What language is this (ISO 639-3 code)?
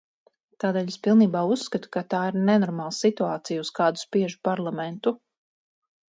lav